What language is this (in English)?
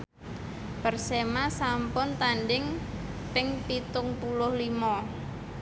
Javanese